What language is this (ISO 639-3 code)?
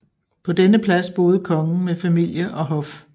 dan